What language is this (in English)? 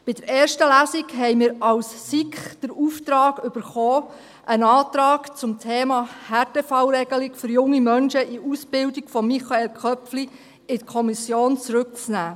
Swiss German